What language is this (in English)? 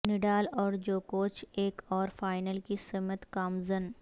Urdu